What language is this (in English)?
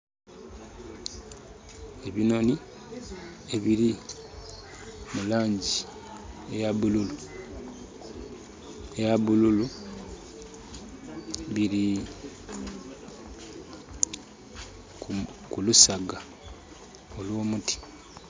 Soga